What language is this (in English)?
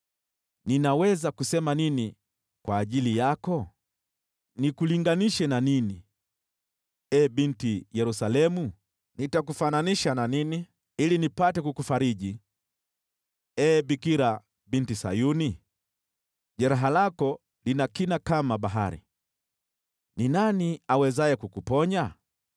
Swahili